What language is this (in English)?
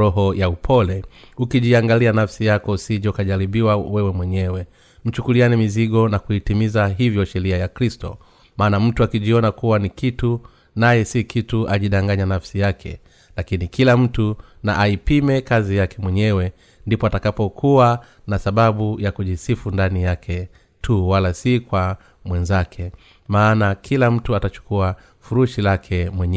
Swahili